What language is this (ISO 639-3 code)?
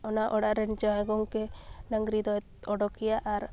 sat